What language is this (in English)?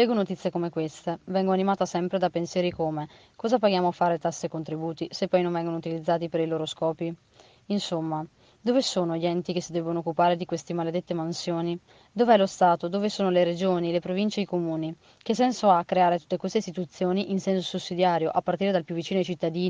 Italian